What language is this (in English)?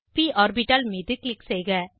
Tamil